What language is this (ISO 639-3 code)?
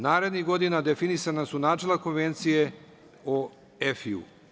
srp